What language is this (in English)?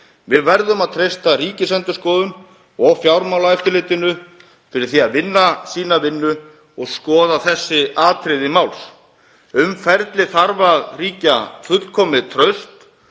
Icelandic